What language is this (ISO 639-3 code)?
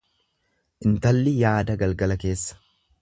orm